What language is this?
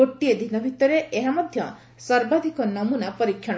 Odia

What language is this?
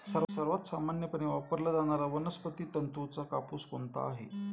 Marathi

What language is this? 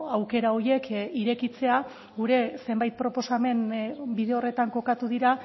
Basque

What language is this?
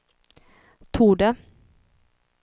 Swedish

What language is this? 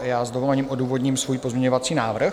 Czech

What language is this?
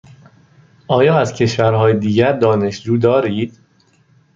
Persian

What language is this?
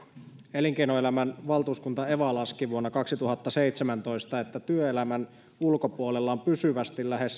Finnish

